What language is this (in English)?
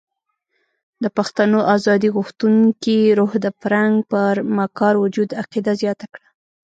Pashto